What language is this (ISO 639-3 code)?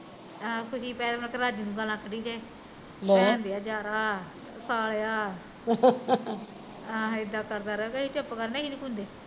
pan